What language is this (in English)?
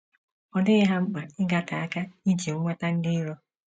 Igbo